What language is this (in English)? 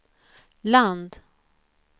Swedish